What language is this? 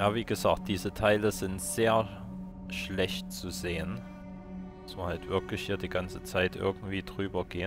German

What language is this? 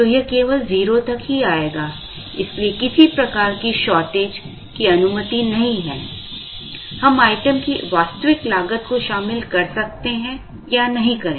Hindi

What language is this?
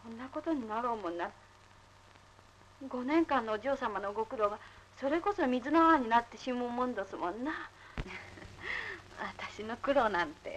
Japanese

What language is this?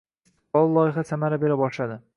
Uzbek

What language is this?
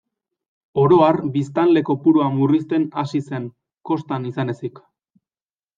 Basque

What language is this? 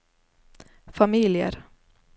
Norwegian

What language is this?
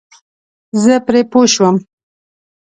Pashto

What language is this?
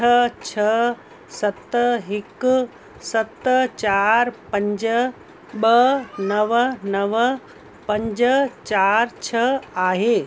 Sindhi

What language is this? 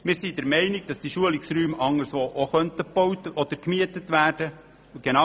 Swiss German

